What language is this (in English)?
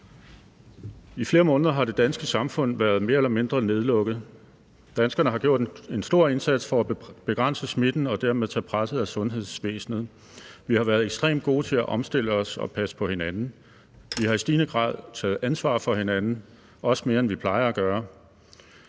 Danish